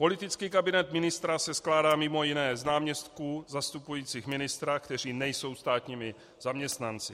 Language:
Czech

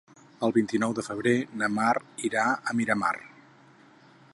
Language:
Catalan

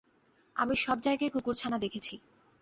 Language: Bangla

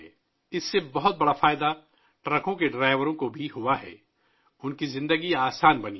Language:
Urdu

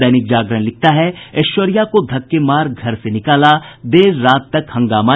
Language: Hindi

